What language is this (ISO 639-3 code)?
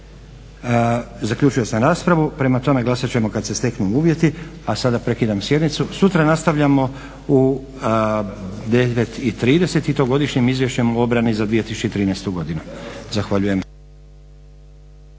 hrv